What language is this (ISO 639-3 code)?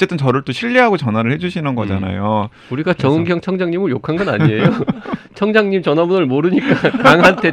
kor